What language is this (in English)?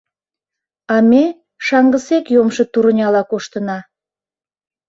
Mari